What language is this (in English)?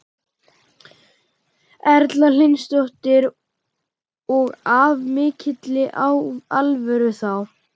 Icelandic